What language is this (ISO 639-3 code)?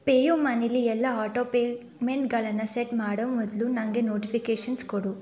kan